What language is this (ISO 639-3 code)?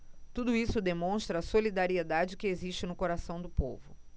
por